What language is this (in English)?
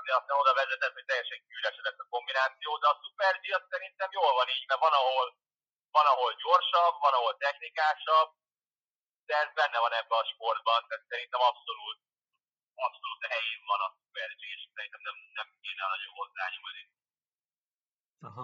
Hungarian